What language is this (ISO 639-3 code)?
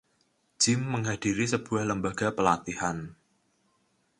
ind